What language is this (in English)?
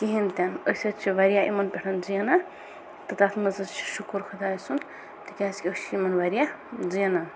Kashmiri